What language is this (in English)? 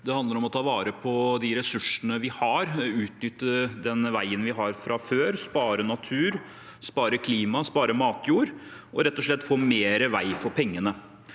Norwegian